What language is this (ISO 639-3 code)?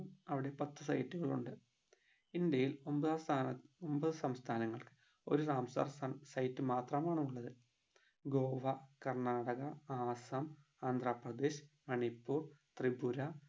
mal